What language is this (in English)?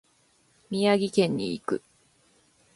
Japanese